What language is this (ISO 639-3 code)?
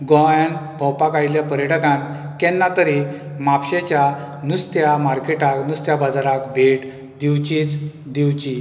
kok